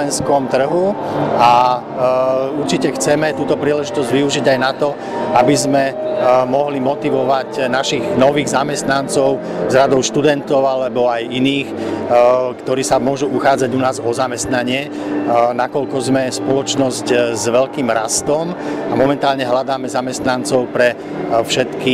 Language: Italian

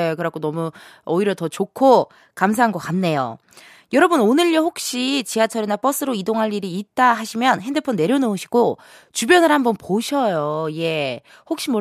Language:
Korean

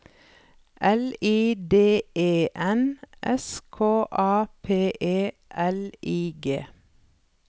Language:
Norwegian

